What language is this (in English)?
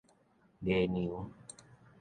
Min Nan Chinese